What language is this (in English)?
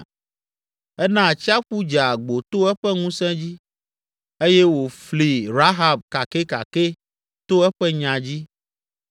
Ewe